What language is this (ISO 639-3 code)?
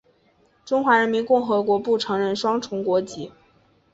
zho